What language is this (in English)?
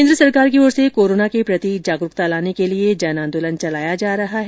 Hindi